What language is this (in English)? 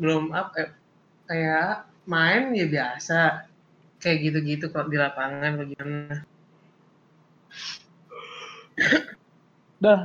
Indonesian